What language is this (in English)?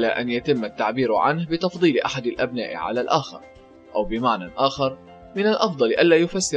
Arabic